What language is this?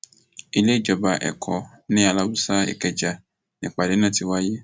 Yoruba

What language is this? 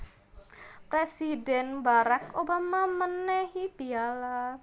Javanese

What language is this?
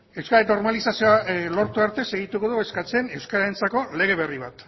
Basque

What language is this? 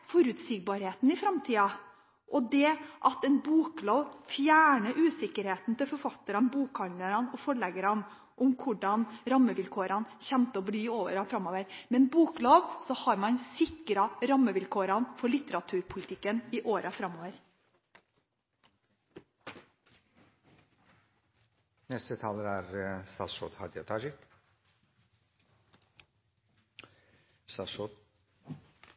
Norwegian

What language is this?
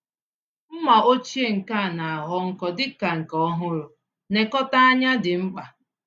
Igbo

